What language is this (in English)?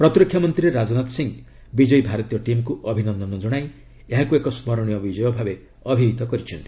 Odia